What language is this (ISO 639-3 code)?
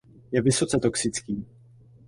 ces